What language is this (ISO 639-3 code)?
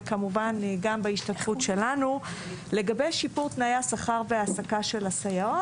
heb